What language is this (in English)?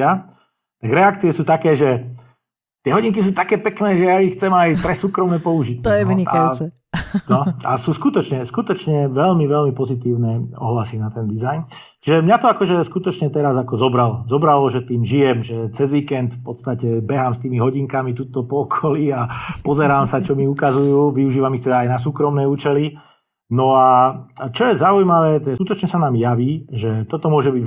Slovak